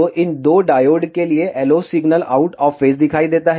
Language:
Hindi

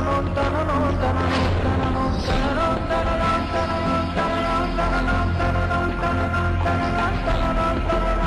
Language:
Bulgarian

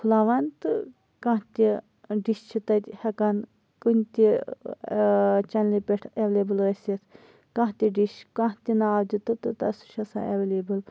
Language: Kashmiri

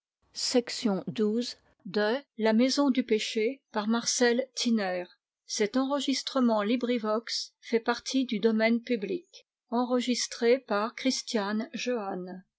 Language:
French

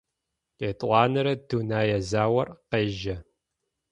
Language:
Adyghe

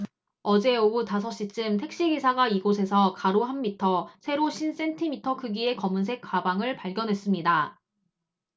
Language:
Korean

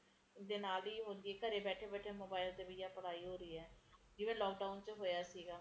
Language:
Punjabi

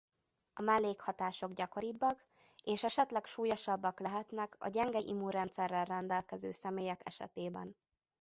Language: Hungarian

